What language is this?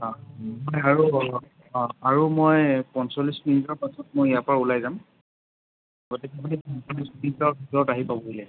Assamese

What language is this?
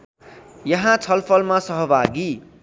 Nepali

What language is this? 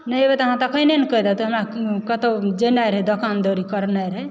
Maithili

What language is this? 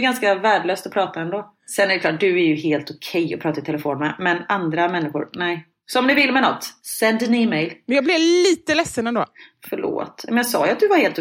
Swedish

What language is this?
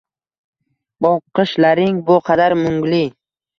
Uzbek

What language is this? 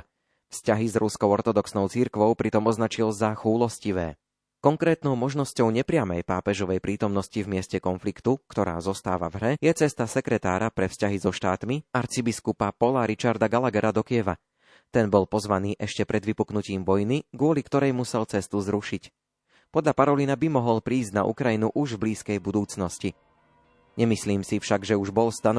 Slovak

